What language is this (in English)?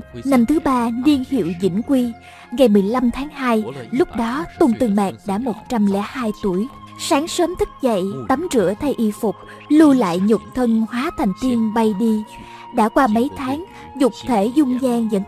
Vietnamese